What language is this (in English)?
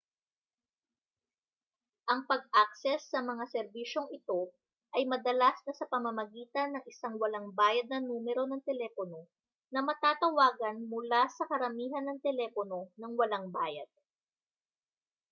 Filipino